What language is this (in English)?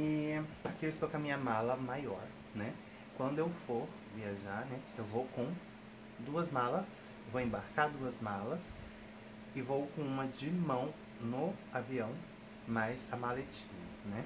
Portuguese